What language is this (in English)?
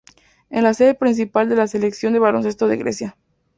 Spanish